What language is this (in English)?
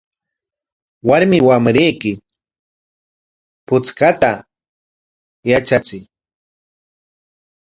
Corongo Ancash Quechua